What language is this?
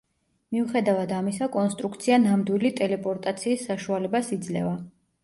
Georgian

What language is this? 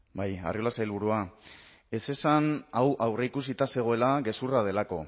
Basque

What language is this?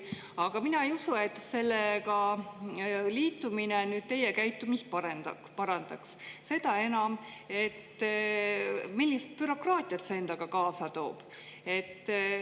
Estonian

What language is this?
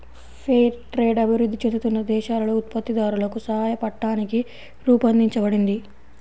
Telugu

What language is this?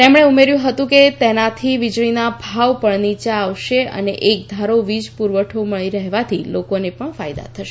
Gujarati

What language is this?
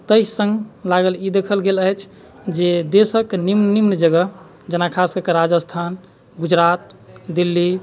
Maithili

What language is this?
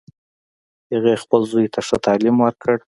Pashto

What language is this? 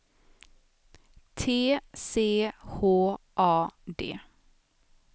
Swedish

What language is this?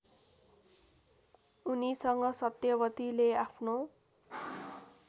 Nepali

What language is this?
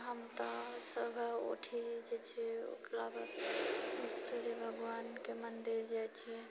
Maithili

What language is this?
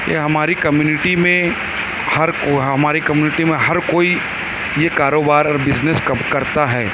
Urdu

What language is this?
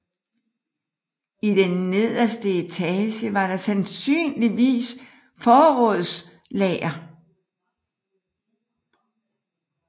Danish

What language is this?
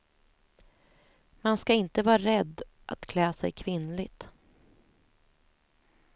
Swedish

